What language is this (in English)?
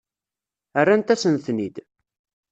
Kabyle